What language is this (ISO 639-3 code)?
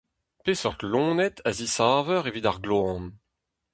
bre